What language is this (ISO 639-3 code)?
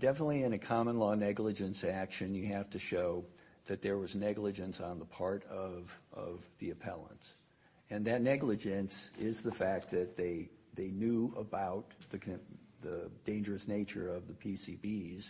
eng